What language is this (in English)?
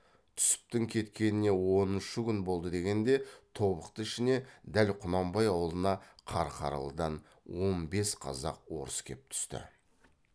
Kazakh